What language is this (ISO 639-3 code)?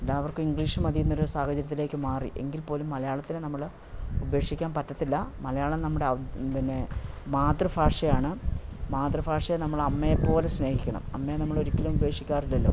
mal